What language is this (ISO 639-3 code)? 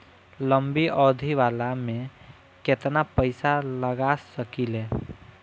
bho